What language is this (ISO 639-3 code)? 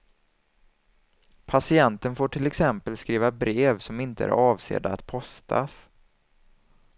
swe